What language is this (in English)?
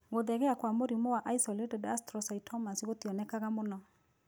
Kikuyu